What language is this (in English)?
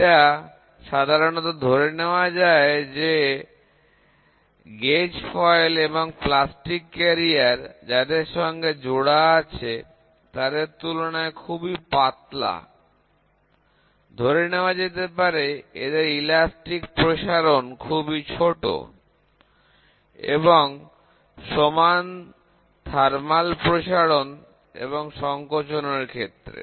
Bangla